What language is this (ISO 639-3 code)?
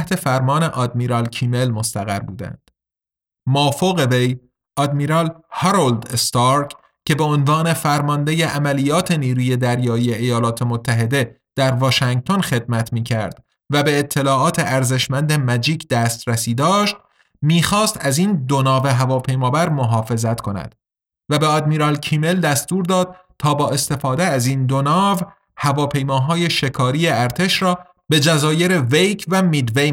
fas